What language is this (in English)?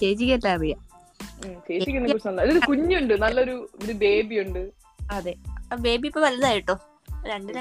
Malayalam